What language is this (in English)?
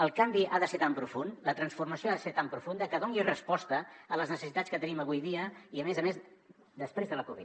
Catalan